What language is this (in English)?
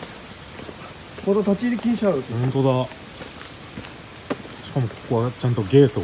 Japanese